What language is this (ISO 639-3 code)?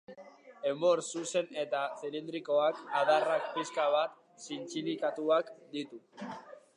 eus